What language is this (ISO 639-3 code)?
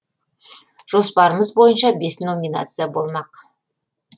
kaz